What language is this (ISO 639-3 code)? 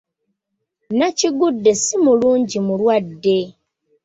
lug